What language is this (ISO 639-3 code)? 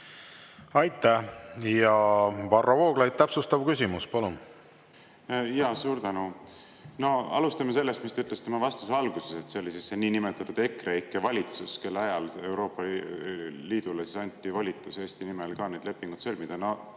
est